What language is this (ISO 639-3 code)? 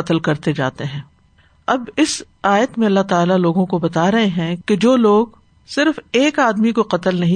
urd